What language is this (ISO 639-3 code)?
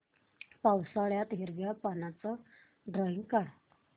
mar